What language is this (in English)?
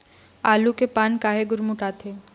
Chhattisgarhi